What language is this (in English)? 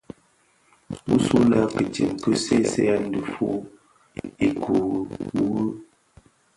Bafia